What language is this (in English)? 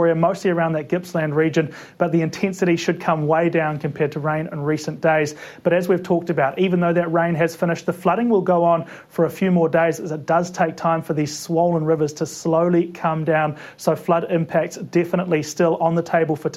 Filipino